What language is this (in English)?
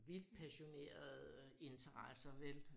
Danish